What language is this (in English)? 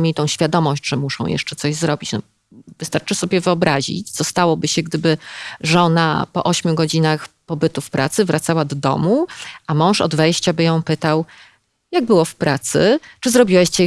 Polish